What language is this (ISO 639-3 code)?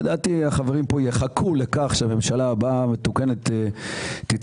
heb